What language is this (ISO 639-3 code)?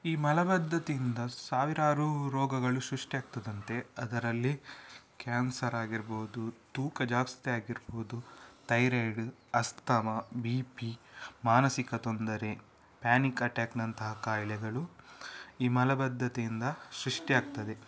kan